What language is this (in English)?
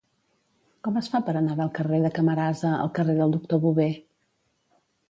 Catalan